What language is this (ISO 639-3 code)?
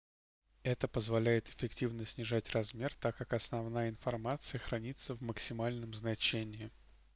rus